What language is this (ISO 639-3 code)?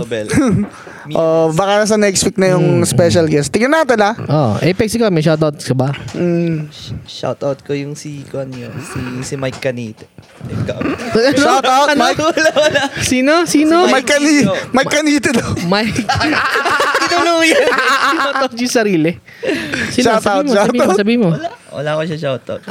fil